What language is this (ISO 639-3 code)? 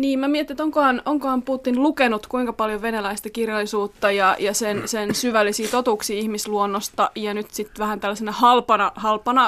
fin